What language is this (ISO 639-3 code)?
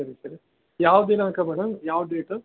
kan